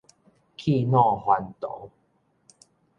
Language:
Min Nan Chinese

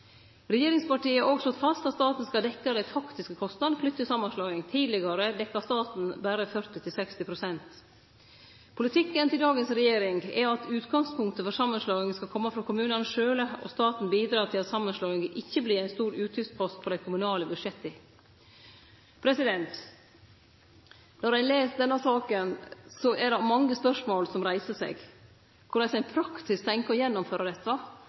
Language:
Norwegian Nynorsk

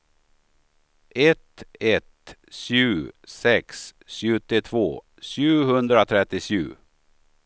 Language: Swedish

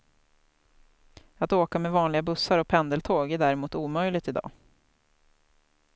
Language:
Swedish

